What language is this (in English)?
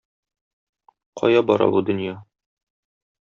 Tatar